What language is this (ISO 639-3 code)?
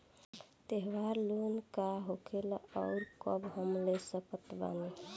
bho